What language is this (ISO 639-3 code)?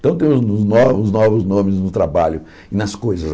por